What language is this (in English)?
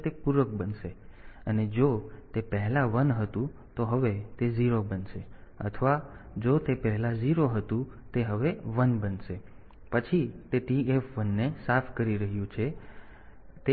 Gujarati